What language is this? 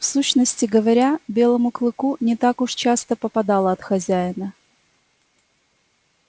Russian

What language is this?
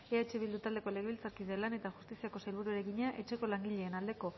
Basque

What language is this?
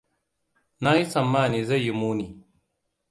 Hausa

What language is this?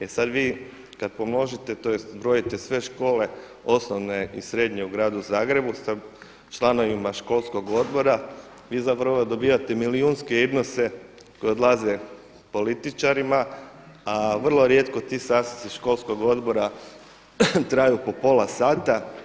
Croatian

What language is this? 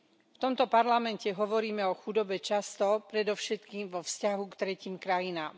Slovak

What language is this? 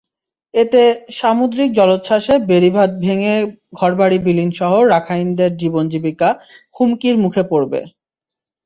Bangla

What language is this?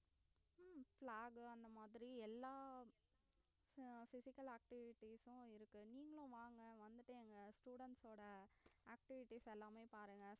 Tamil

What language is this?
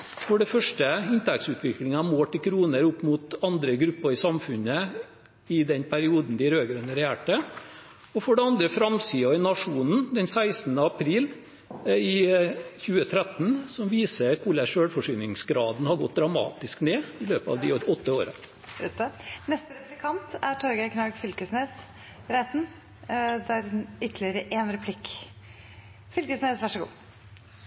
Norwegian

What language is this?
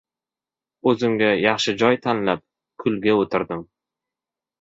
Uzbek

